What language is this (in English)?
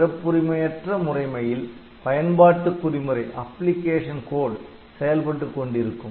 Tamil